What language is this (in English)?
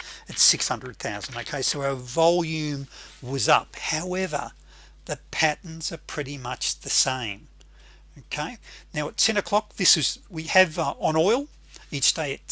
English